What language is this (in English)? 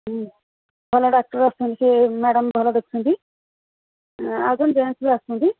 Odia